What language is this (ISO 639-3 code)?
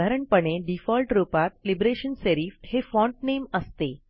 mar